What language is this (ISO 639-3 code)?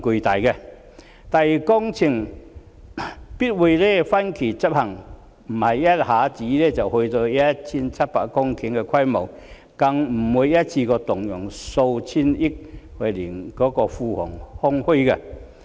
yue